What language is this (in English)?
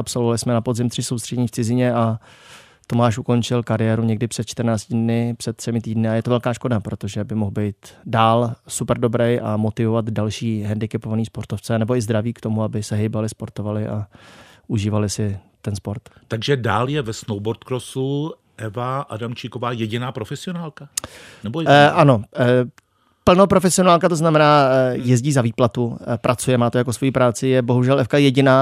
Czech